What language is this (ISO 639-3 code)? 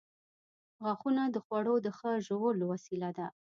pus